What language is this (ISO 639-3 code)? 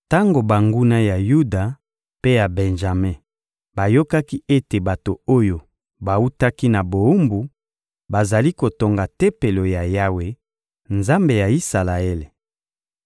lin